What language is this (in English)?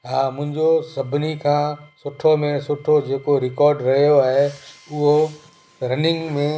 Sindhi